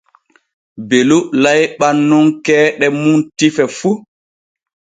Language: Borgu Fulfulde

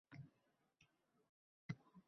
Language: Uzbek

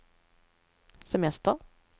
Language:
Swedish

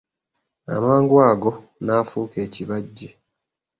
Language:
Ganda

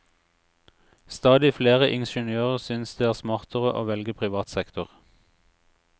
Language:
Norwegian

